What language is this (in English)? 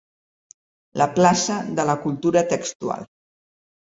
Catalan